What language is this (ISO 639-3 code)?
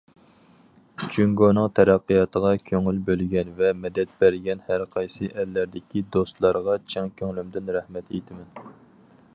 uig